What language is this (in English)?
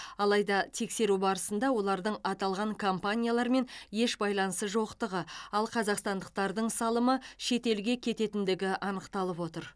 Kazakh